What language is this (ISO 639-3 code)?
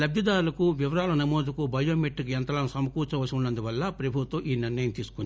tel